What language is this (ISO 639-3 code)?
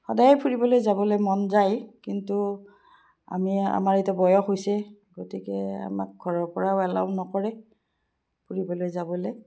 asm